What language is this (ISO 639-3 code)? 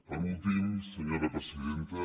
cat